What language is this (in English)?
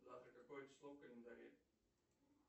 Russian